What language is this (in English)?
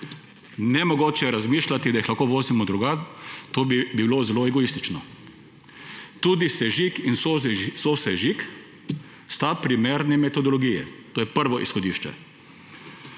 Slovenian